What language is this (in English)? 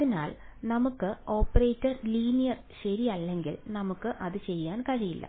Malayalam